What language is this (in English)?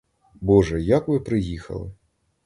Ukrainian